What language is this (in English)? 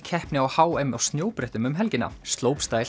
Icelandic